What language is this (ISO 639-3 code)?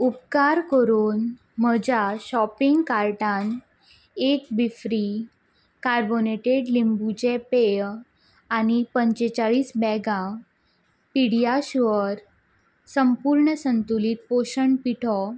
kok